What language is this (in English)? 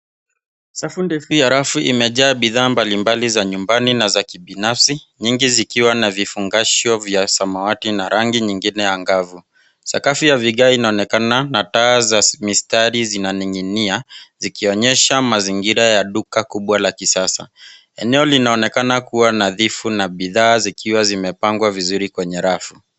Swahili